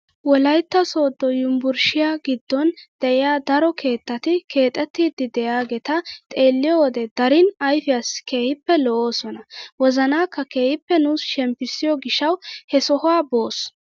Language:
Wolaytta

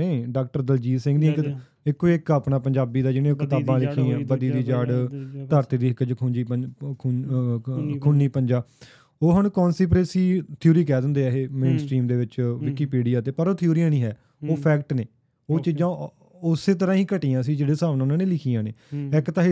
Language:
Punjabi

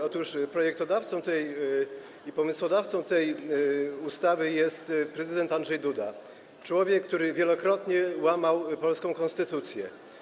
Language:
Polish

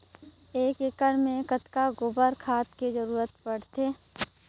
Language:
Chhattisgarhi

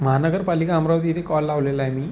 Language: Marathi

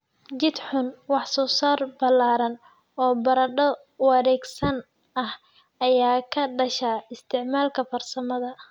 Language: Somali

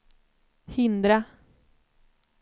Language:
Swedish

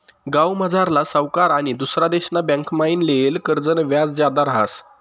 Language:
Marathi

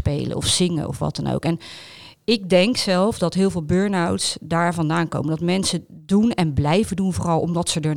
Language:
Dutch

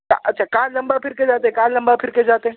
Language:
Urdu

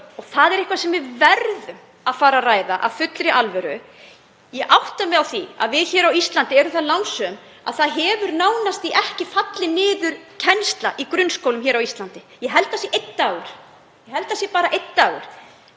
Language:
Icelandic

